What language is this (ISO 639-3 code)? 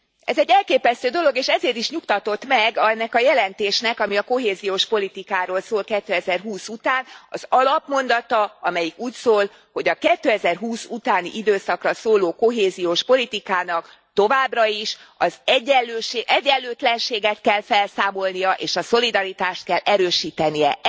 hun